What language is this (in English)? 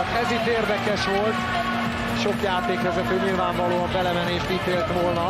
Hungarian